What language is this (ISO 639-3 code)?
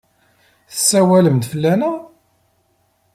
kab